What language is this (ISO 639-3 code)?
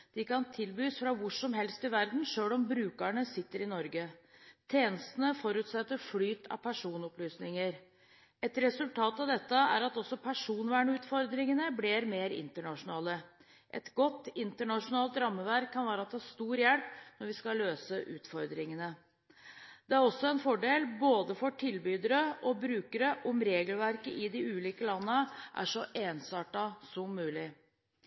nob